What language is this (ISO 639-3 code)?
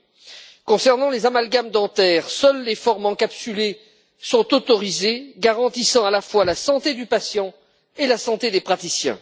fra